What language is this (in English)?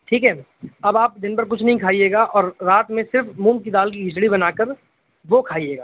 Urdu